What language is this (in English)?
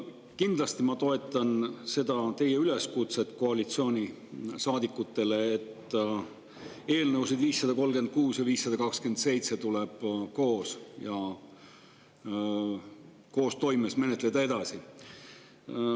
Estonian